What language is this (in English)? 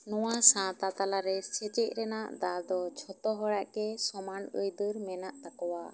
Santali